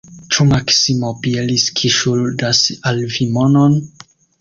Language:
Esperanto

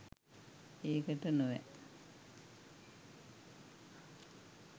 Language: Sinhala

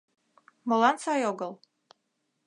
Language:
Mari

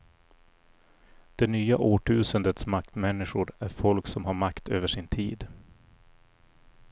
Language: Swedish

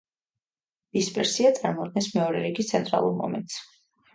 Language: Georgian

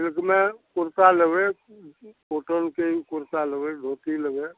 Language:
Maithili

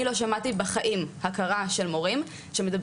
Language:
Hebrew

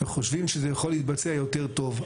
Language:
Hebrew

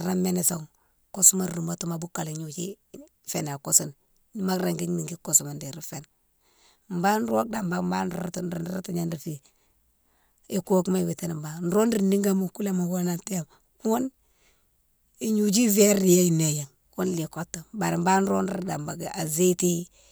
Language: Mansoanka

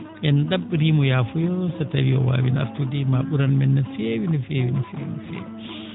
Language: Fula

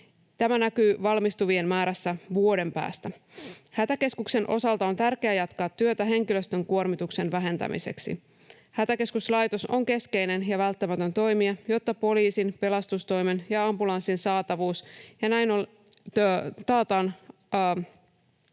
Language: Finnish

